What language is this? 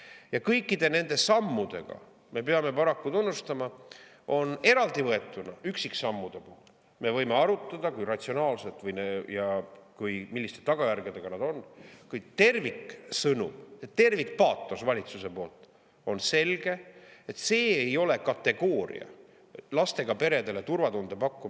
Estonian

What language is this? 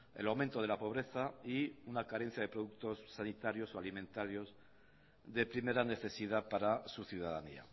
Spanish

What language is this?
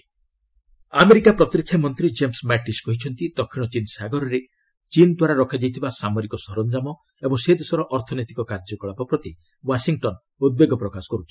Odia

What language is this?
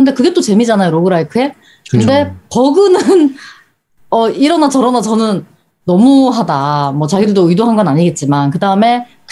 Korean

